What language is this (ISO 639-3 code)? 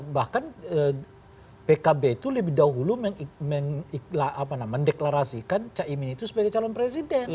ind